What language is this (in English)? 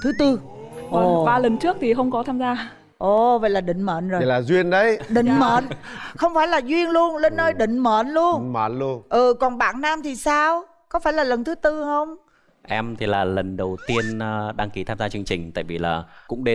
Vietnamese